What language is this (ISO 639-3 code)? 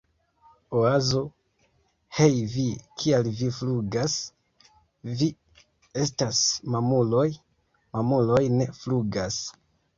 epo